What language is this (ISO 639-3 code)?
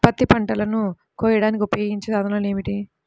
tel